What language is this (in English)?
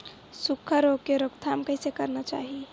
Chhattisgarhi